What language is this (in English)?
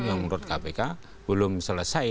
Indonesian